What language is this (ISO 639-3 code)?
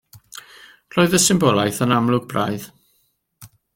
cym